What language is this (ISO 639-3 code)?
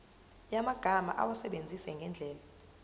zul